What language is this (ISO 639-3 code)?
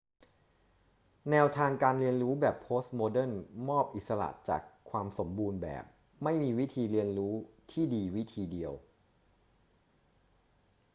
tha